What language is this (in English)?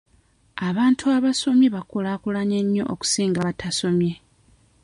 Ganda